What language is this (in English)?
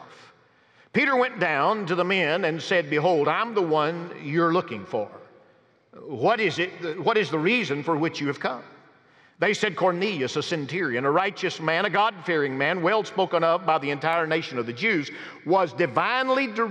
English